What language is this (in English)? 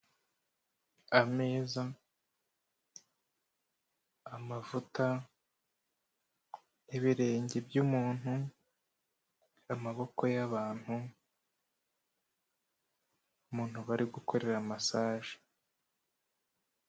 Kinyarwanda